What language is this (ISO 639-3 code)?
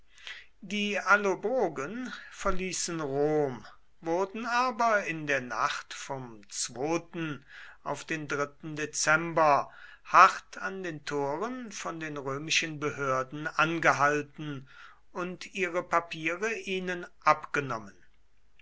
deu